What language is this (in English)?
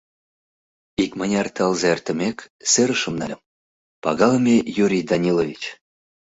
Mari